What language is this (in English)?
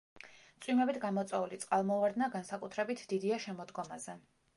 Georgian